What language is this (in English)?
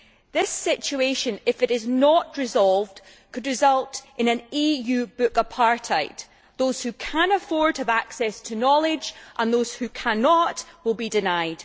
English